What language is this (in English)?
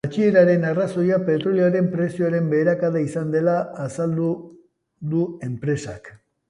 Basque